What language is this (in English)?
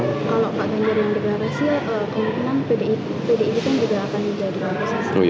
Indonesian